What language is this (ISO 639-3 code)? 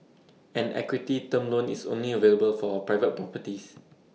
eng